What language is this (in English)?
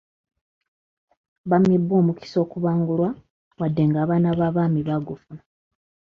Ganda